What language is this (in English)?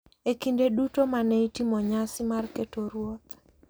Luo (Kenya and Tanzania)